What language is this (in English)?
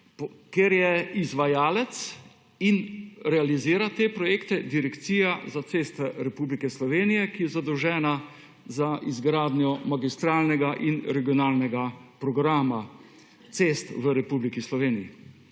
Slovenian